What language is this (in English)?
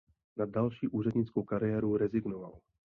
Czech